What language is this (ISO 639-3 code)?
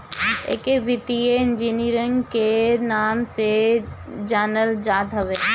bho